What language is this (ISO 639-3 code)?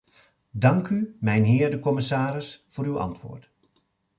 nld